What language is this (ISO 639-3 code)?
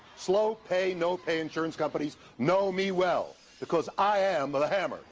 eng